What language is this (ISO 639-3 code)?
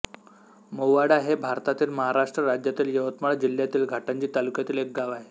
mar